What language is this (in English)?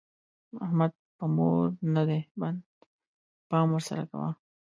Pashto